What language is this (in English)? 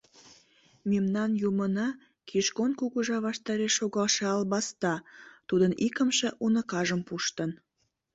Mari